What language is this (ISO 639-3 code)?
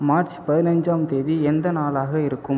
tam